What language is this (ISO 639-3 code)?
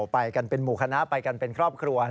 tha